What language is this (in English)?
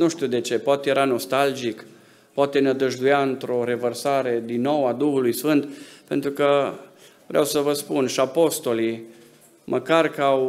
Romanian